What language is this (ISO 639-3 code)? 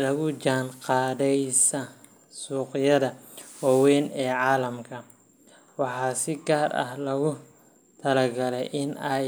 som